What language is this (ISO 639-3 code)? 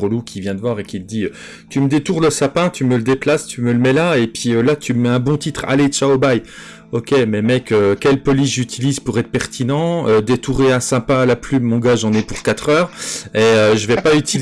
fra